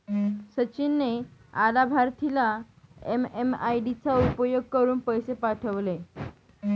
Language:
Marathi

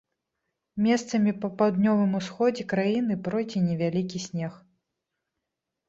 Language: Belarusian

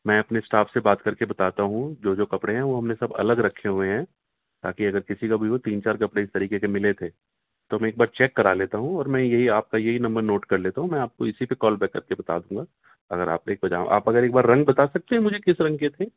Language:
Urdu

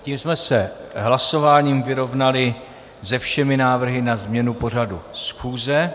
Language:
Czech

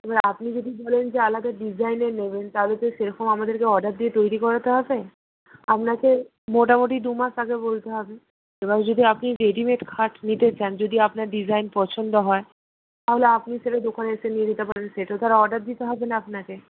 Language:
Bangla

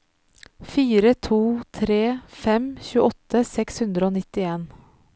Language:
Norwegian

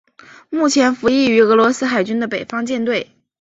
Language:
Chinese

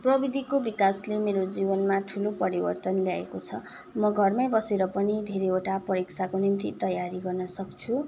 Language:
Nepali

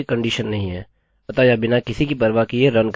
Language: Hindi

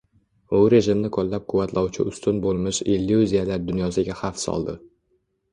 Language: Uzbek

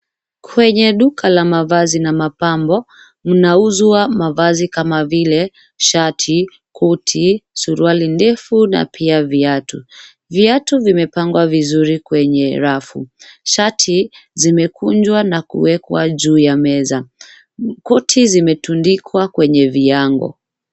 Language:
Swahili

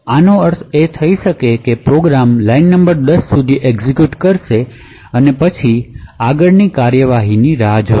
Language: Gujarati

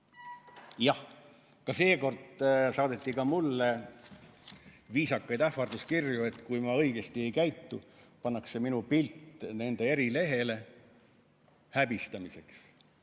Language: Estonian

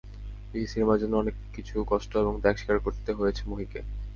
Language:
Bangla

